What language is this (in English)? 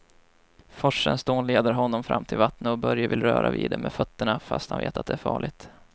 Swedish